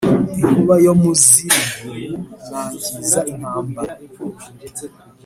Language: Kinyarwanda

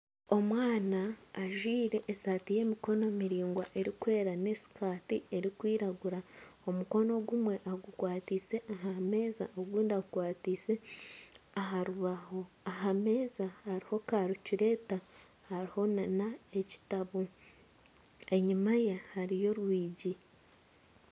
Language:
Nyankole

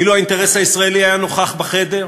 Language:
Hebrew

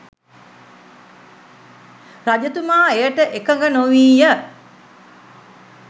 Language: Sinhala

